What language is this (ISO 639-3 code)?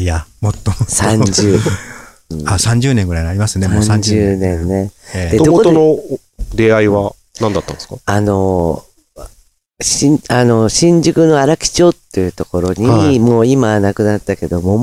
jpn